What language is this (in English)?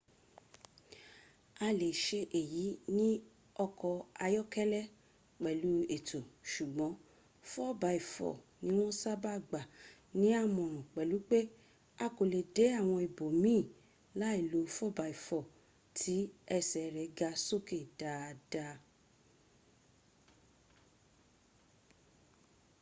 Yoruba